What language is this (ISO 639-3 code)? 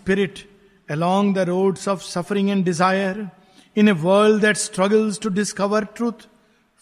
hin